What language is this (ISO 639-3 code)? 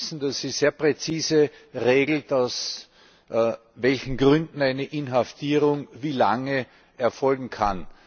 deu